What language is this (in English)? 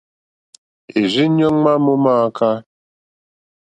Mokpwe